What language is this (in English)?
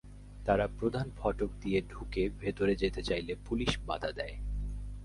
Bangla